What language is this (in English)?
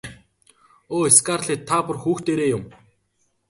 Mongolian